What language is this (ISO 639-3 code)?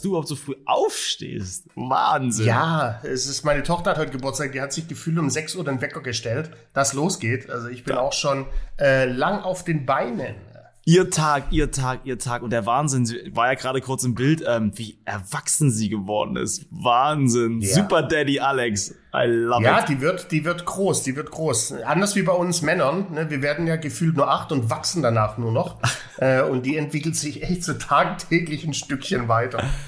deu